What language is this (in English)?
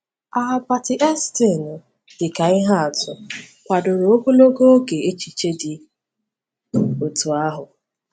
Igbo